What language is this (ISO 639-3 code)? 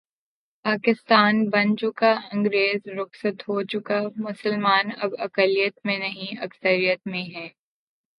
urd